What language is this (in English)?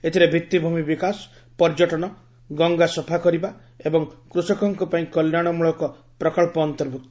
Odia